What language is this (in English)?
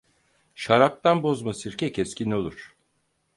Turkish